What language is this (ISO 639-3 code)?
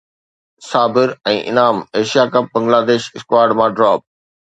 snd